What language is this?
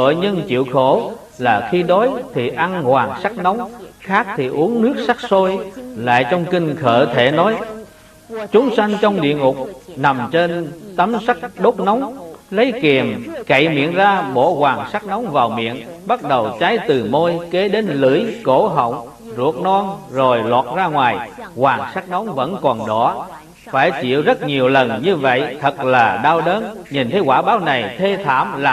Vietnamese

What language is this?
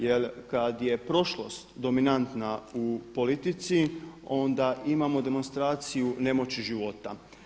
Croatian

